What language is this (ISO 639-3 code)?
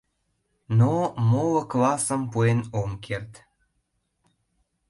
chm